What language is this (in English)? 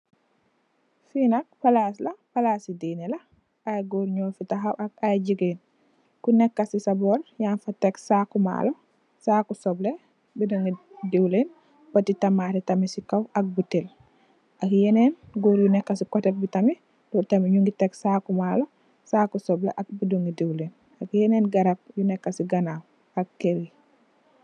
Wolof